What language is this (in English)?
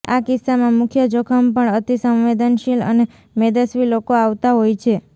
Gujarati